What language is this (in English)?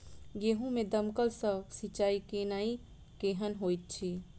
Maithili